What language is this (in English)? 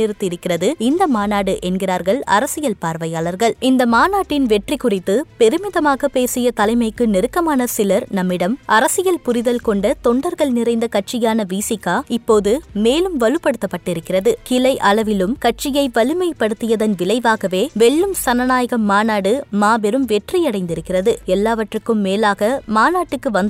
Tamil